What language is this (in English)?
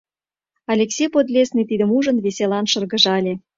Mari